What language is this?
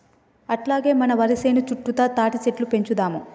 Telugu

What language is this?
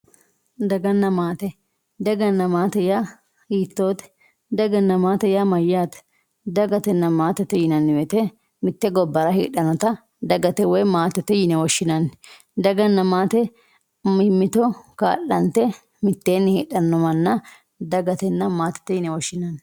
Sidamo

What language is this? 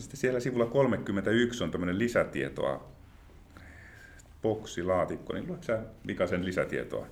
Finnish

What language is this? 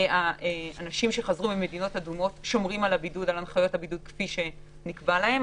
Hebrew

